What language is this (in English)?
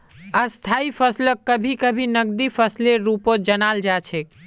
Magahi